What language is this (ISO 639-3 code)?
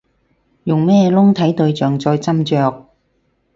yue